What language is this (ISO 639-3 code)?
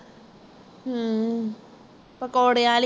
pan